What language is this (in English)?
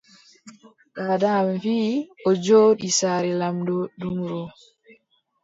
Adamawa Fulfulde